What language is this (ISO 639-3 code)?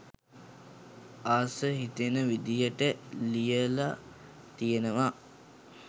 sin